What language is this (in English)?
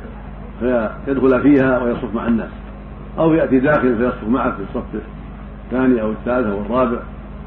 Arabic